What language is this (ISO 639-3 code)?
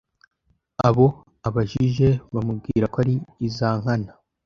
kin